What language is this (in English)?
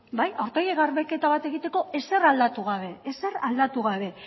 Basque